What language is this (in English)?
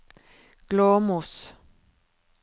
Norwegian